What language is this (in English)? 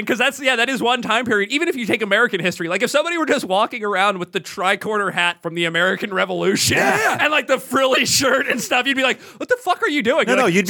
English